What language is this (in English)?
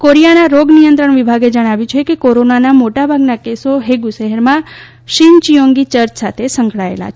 Gujarati